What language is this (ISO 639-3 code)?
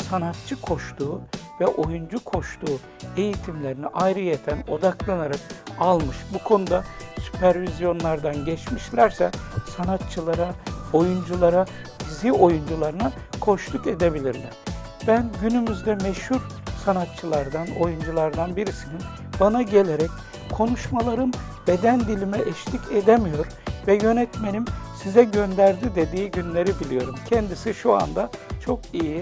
tur